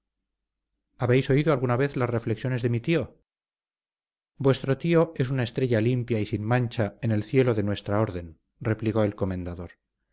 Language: Spanish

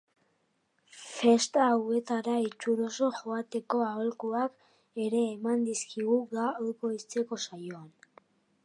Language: Basque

